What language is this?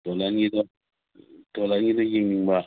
Manipuri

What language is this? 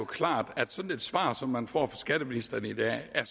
Danish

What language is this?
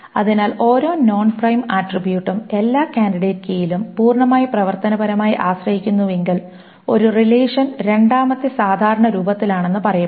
Malayalam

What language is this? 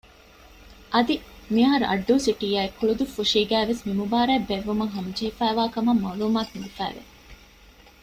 Divehi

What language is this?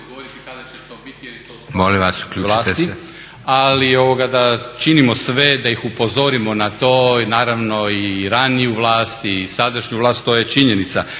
Croatian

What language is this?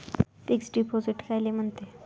Marathi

